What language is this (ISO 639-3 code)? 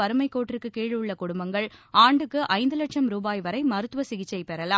tam